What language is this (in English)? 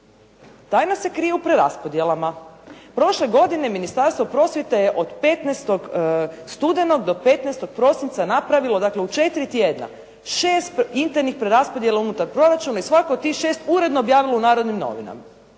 Croatian